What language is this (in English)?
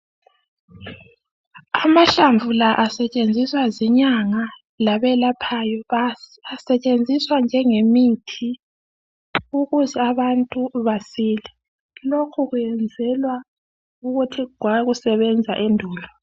North Ndebele